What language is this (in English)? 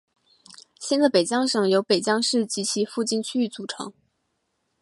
Chinese